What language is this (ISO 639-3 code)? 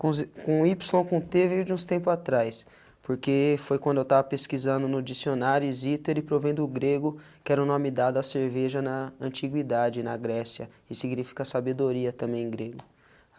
por